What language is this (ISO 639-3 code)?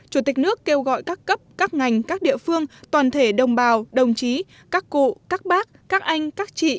vie